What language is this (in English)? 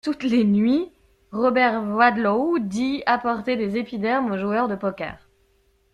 French